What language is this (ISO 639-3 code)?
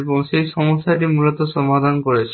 ben